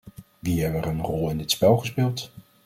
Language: Dutch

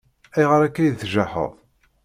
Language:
Kabyle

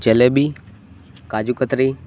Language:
Gujarati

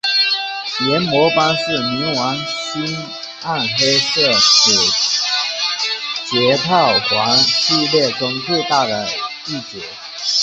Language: Chinese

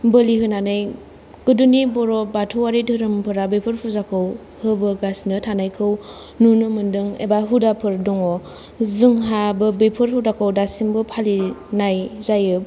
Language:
Bodo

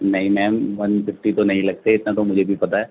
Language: Urdu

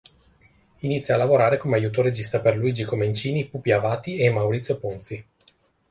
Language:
Italian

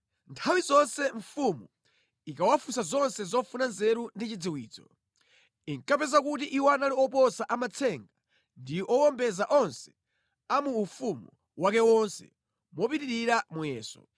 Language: Nyanja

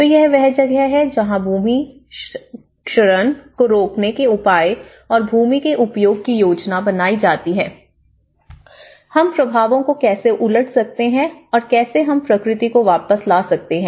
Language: Hindi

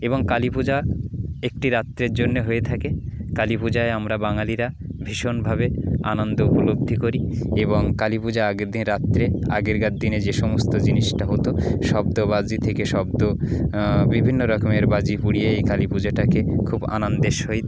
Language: Bangla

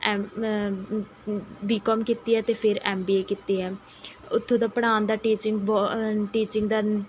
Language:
Punjabi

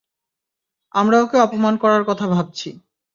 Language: Bangla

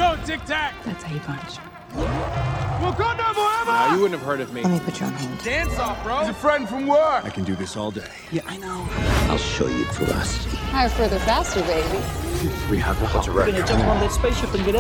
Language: Hebrew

